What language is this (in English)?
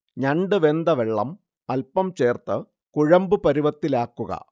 Malayalam